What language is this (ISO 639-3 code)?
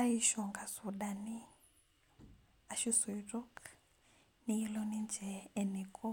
mas